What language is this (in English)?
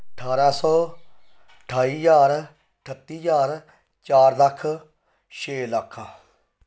Punjabi